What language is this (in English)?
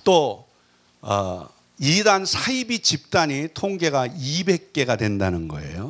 Korean